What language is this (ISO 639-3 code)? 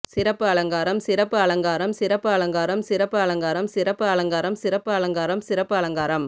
tam